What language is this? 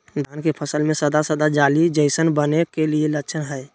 Magahi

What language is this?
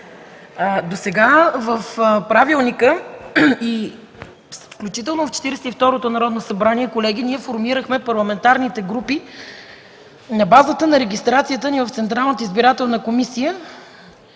Bulgarian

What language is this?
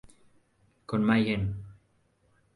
Spanish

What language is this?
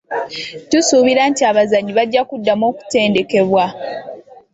Ganda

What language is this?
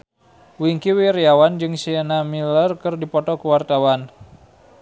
Sundanese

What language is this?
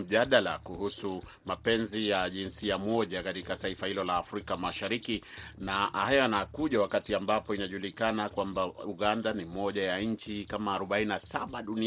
Swahili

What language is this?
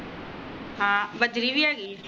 Punjabi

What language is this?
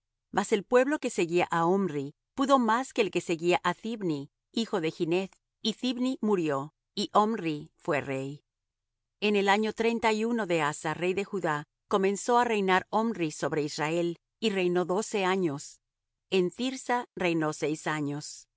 Spanish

